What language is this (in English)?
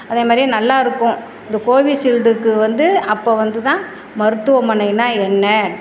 Tamil